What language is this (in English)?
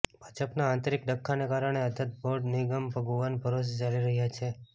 Gujarati